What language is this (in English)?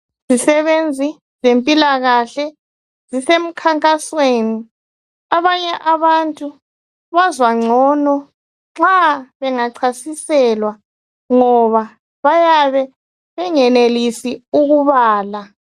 North Ndebele